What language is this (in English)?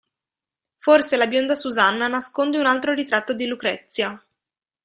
Italian